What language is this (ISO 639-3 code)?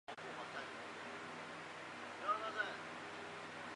zho